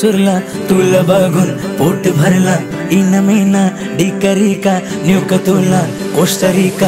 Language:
Hindi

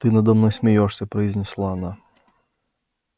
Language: Russian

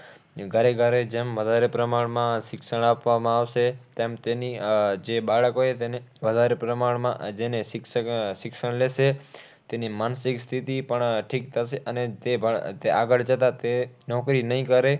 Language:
Gujarati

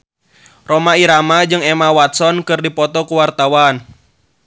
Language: Sundanese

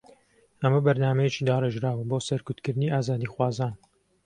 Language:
Central Kurdish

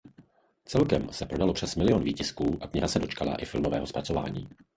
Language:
Czech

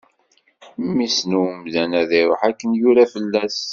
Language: Kabyle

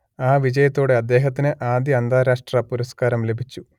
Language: Malayalam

